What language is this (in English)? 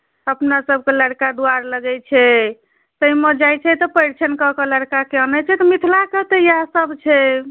Maithili